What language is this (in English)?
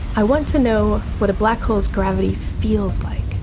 English